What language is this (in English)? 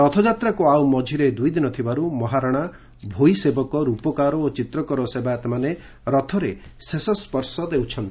Odia